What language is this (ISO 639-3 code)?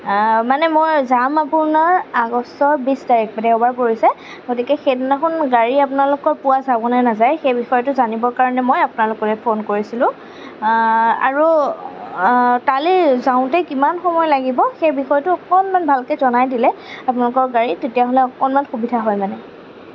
asm